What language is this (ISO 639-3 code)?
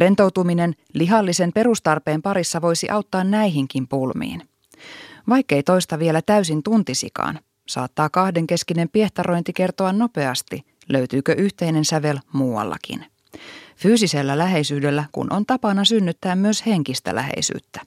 fin